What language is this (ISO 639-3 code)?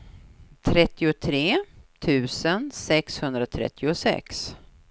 swe